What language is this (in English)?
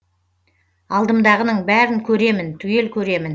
Kazakh